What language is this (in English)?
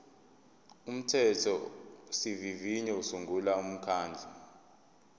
Zulu